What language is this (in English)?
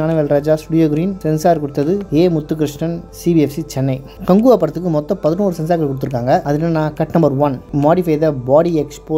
Tamil